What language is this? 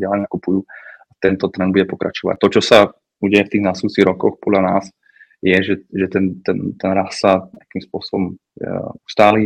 Czech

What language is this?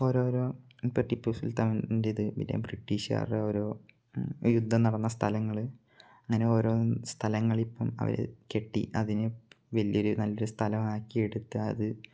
Malayalam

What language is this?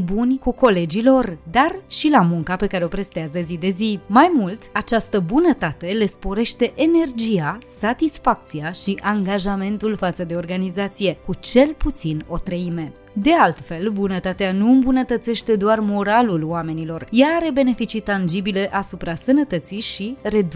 Romanian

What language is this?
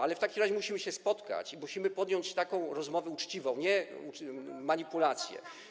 Polish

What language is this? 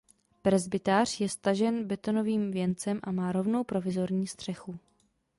Czech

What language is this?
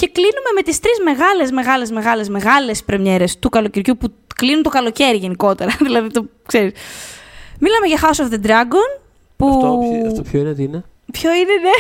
Greek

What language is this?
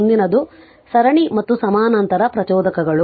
Kannada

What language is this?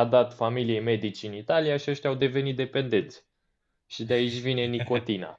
Romanian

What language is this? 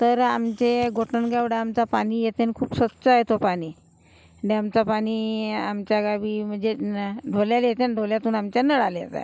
Marathi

